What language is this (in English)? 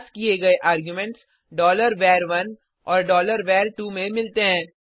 Hindi